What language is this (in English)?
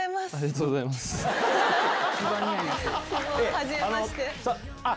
Japanese